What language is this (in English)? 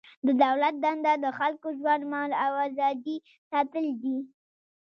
Pashto